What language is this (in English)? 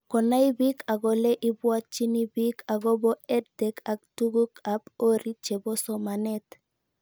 Kalenjin